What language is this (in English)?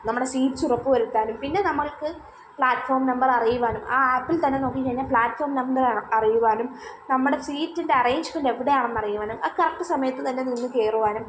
Malayalam